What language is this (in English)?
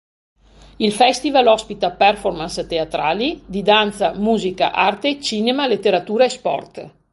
Italian